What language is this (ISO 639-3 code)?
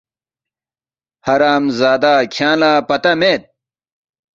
bft